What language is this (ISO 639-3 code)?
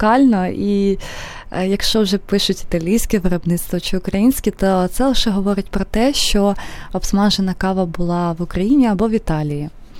ukr